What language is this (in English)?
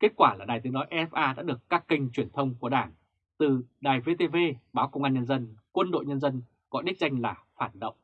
Vietnamese